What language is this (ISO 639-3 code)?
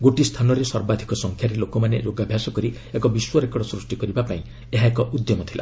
ori